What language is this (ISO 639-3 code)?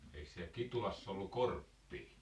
fin